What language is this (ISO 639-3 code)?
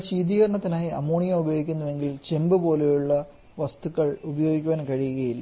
mal